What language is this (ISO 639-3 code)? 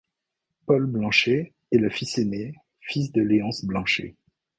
fra